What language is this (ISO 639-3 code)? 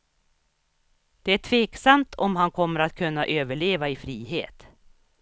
swe